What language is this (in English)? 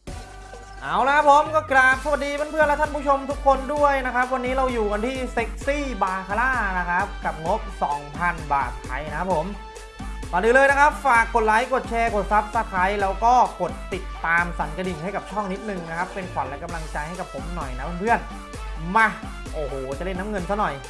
Thai